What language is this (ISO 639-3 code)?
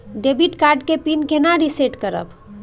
mai